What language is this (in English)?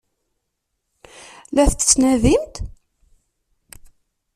Kabyle